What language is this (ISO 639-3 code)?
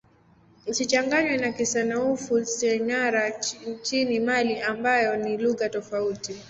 swa